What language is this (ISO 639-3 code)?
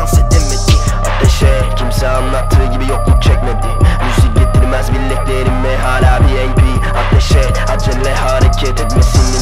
tur